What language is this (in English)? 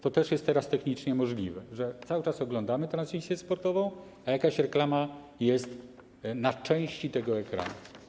Polish